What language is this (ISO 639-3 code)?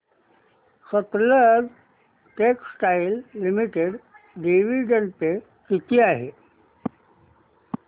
mar